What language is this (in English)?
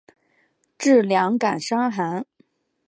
Chinese